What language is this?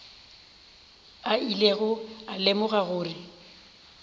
Northern Sotho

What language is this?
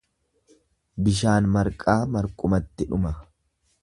Oromo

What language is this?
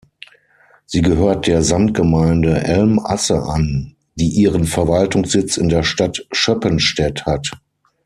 German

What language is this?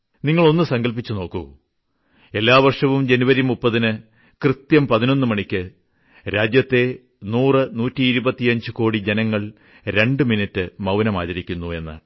Malayalam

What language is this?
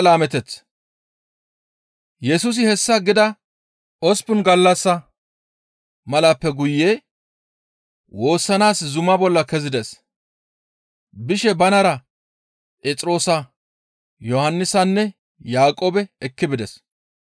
Gamo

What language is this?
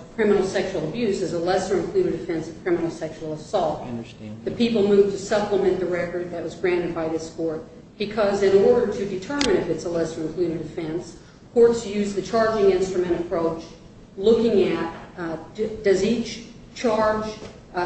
English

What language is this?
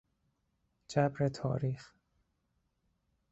Persian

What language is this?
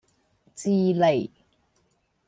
Cantonese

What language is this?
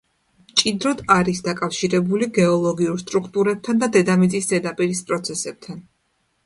Georgian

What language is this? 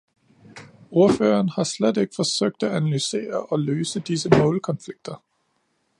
Danish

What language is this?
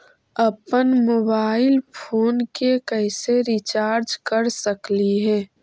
Magahi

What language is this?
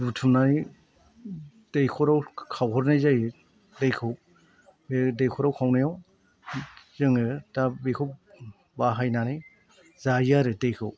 Bodo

